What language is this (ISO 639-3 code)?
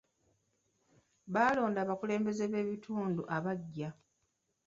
lug